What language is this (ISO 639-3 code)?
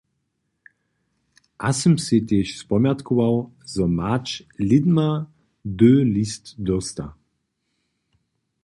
hsb